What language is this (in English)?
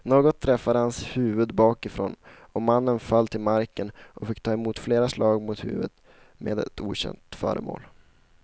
Swedish